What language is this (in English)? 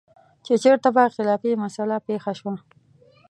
Pashto